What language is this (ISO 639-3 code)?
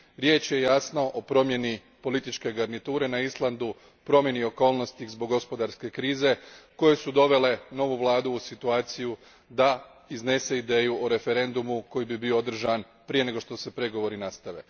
hrv